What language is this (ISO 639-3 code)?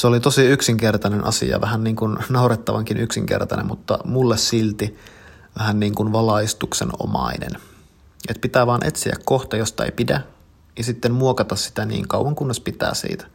fin